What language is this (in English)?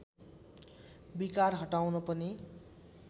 Nepali